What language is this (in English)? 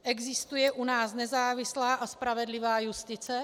Czech